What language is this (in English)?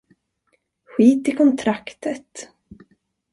Swedish